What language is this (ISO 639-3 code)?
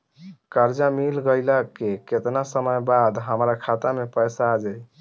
bho